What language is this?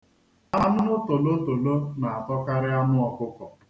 Igbo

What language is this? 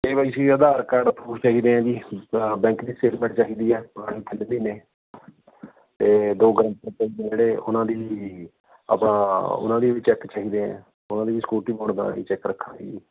Punjabi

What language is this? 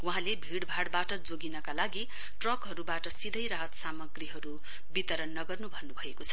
Nepali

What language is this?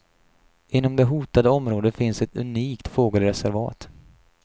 Swedish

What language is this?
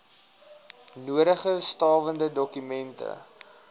Afrikaans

